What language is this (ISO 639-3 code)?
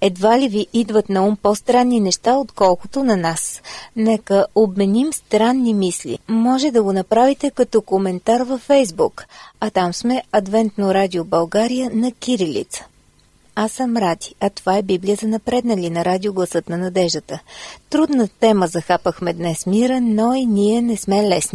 bul